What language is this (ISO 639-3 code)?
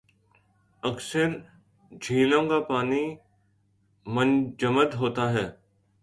urd